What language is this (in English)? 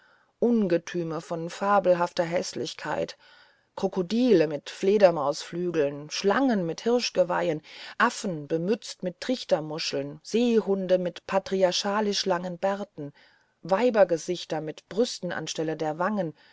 German